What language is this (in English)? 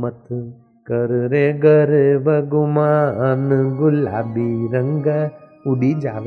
Hindi